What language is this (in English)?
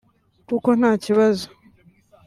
Kinyarwanda